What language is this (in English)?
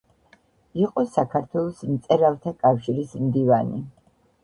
Georgian